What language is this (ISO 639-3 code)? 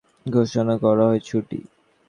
ben